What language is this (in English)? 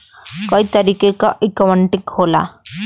Bhojpuri